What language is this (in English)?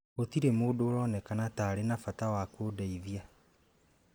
Kikuyu